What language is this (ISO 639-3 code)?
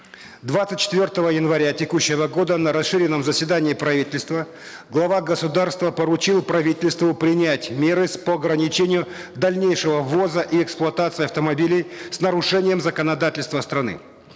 kaz